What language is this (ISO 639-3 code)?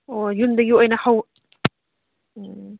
mni